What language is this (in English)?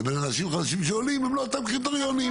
Hebrew